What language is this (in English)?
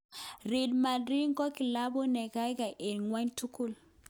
Kalenjin